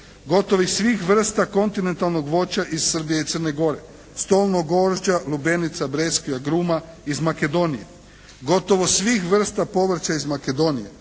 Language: Croatian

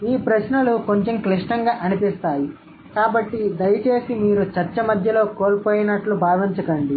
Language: Telugu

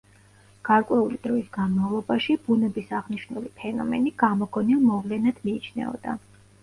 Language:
Georgian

